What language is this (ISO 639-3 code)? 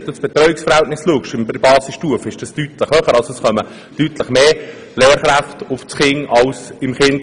gsw